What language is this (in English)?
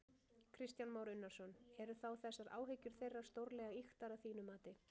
Icelandic